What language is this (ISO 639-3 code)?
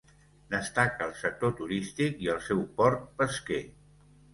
cat